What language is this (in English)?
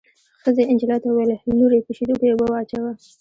Pashto